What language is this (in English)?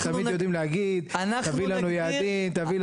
Hebrew